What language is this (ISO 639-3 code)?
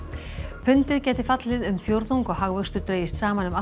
isl